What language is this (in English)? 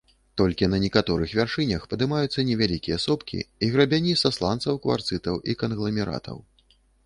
Belarusian